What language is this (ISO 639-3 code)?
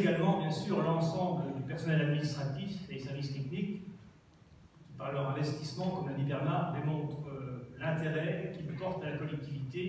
fra